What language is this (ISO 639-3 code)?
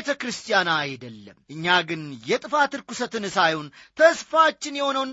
amh